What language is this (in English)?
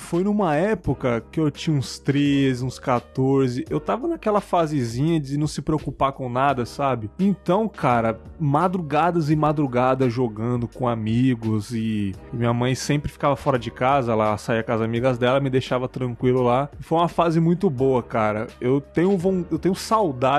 Portuguese